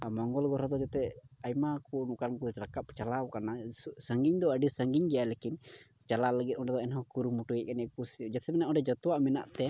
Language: Santali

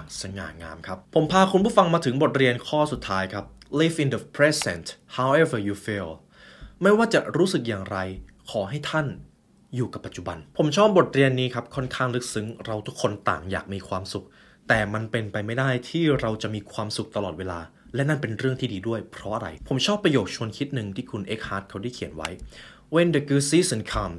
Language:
Thai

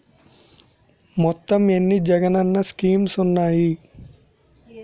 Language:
Telugu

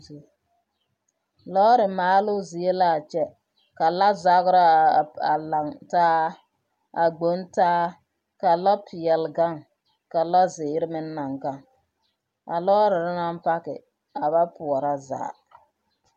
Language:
Southern Dagaare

